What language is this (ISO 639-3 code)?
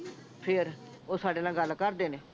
pan